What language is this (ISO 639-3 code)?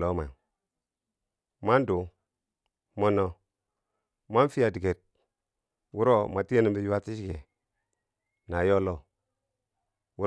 bsj